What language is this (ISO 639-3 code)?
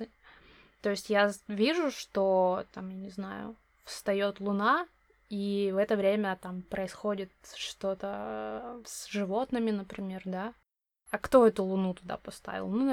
rus